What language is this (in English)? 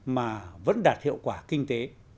Vietnamese